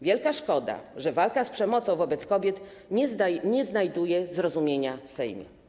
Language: Polish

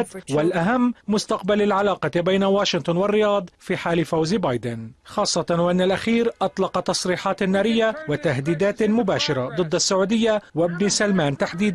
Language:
Arabic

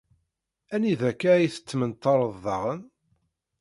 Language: Kabyle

